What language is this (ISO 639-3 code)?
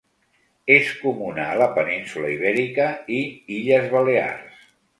cat